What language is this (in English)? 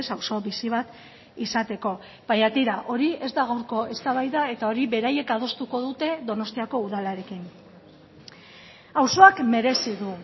Basque